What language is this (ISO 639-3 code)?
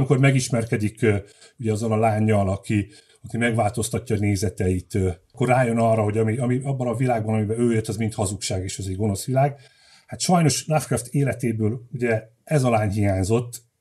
hun